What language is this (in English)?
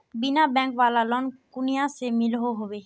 Magahi